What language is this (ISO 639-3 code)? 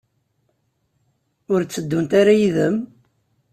kab